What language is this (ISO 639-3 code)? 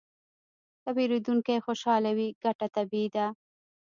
pus